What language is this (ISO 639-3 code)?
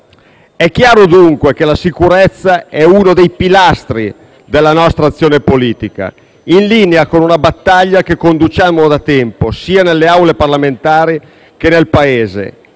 ita